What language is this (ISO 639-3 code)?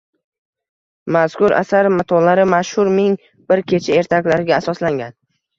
uzb